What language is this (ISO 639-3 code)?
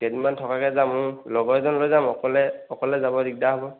asm